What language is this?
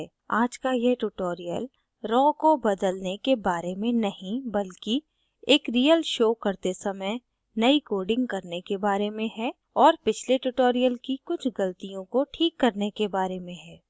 Hindi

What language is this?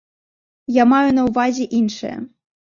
Belarusian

